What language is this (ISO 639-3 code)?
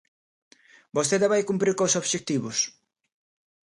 glg